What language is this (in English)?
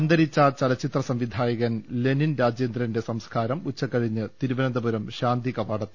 Malayalam